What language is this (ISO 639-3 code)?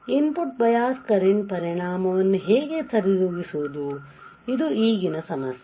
kan